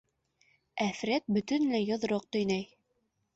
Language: Bashkir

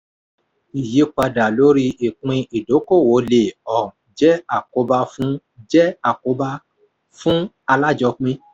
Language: Yoruba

